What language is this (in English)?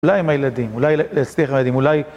Hebrew